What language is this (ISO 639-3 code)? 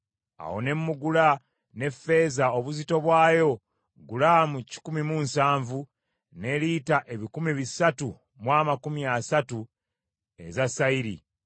lug